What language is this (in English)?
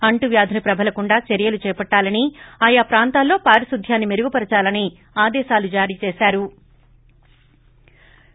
Telugu